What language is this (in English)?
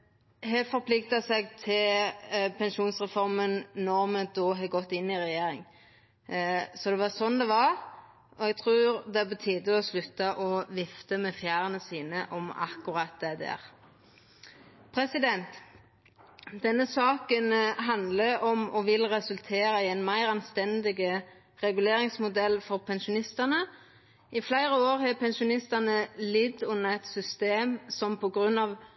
Norwegian Nynorsk